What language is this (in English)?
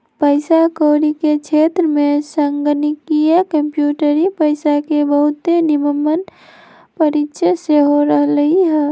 Magahi